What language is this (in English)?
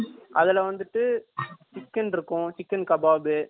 Tamil